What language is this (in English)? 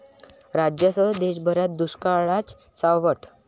Marathi